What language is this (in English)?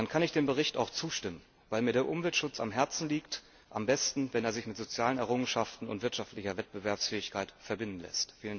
German